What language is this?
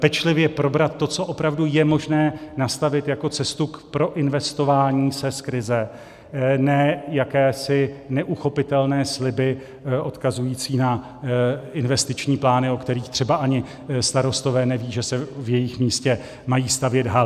Czech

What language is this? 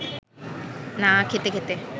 Bangla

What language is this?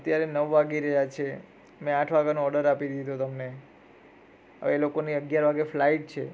Gujarati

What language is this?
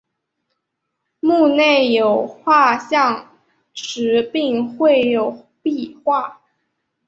Chinese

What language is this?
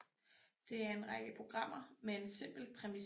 Danish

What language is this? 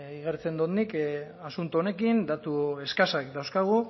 Basque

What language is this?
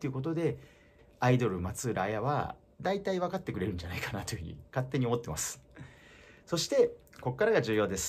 Japanese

